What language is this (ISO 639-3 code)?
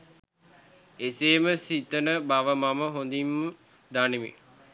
sin